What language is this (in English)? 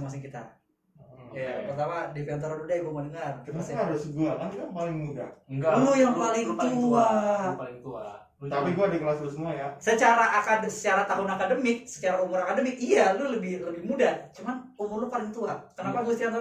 Indonesian